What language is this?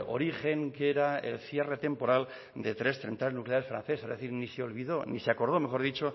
Spanish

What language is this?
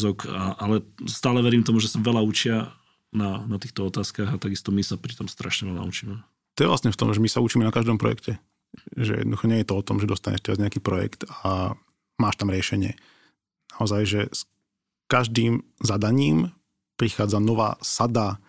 Slovak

